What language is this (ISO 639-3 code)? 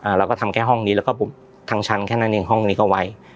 tha